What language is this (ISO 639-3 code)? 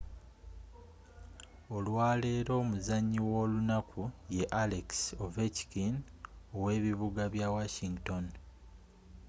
lug